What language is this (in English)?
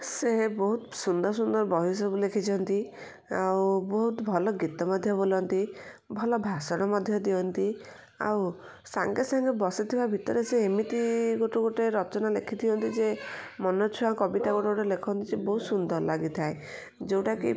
Odia